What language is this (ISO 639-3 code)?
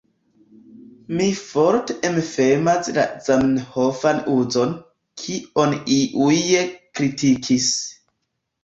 epo